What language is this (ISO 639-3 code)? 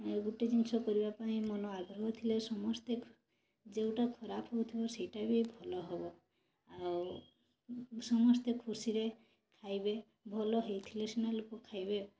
ori